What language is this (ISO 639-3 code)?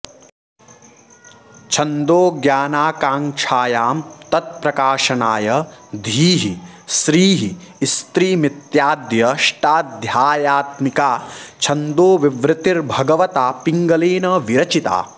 san